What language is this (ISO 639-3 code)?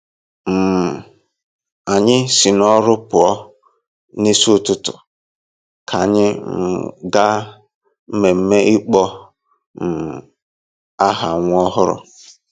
ibo